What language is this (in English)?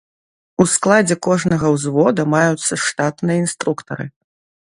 Belarusian